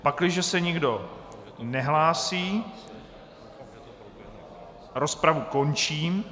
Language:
Czech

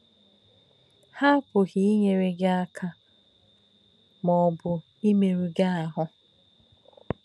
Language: Igbo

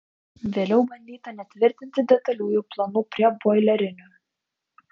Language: Lithuanian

